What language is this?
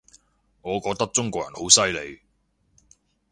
Cantonese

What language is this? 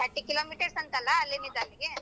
Kannada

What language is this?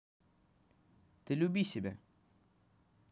Russian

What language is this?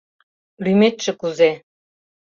Mari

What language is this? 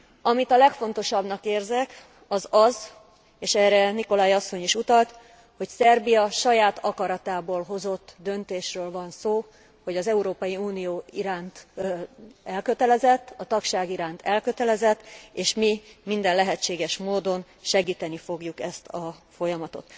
Hungarian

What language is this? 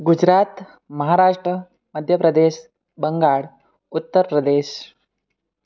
Gujarati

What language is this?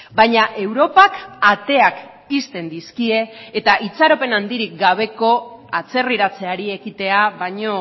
Basque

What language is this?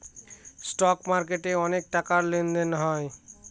Bangla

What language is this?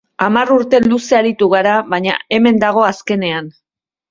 Basque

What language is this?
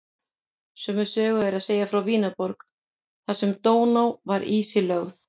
Icelandic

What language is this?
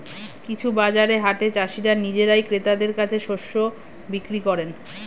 Bangla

